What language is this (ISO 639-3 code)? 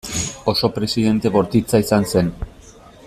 eus